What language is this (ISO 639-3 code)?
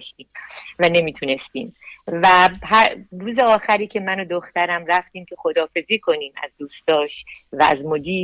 fas